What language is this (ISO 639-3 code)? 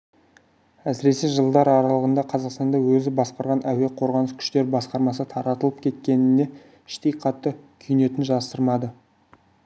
kaz